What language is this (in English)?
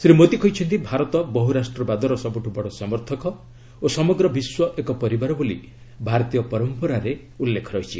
Odia